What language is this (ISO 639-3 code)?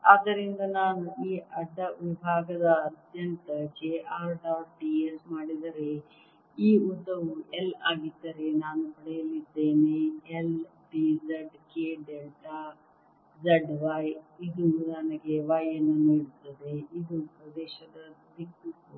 kan